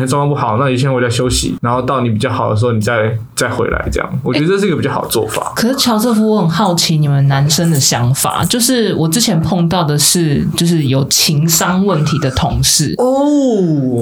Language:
Chinese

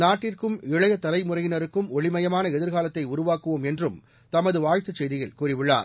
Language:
Tamil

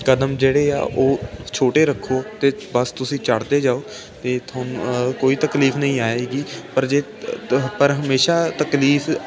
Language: Punjabi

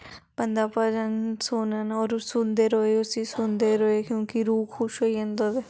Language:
Dogri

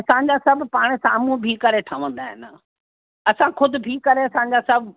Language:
Sindhi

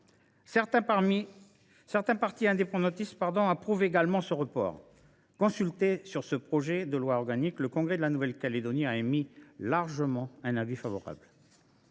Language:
French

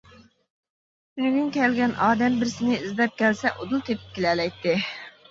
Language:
Uyghur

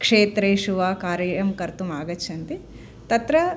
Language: Sanskrit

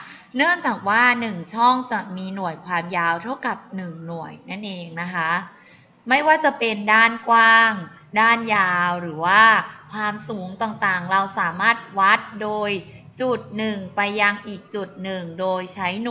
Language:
Thai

